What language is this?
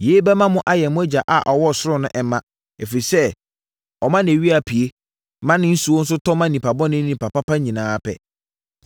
Akan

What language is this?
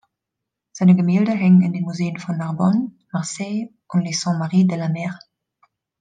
German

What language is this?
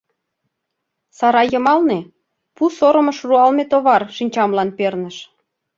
Mari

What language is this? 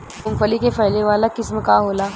Bhojpuri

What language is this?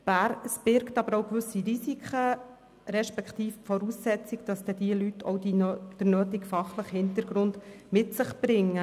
Swiss German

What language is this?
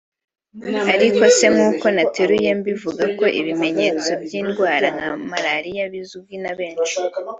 Kinyarwanda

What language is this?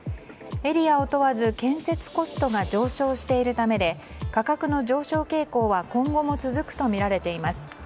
Japanese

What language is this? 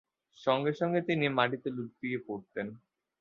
Bangla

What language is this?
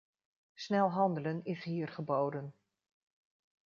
Dutch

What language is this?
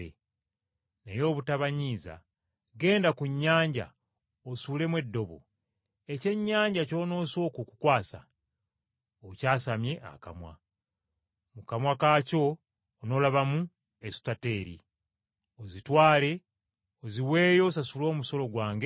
Ganda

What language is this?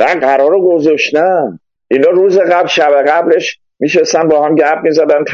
Persian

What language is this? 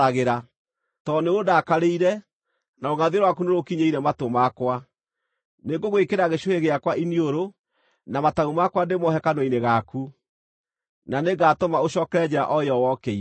Kikuyu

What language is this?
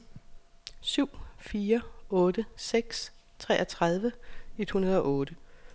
Danish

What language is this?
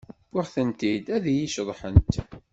Kabyle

